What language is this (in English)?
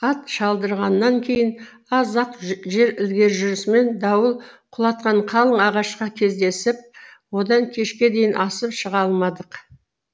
Kazakh